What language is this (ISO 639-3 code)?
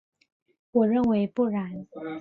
zho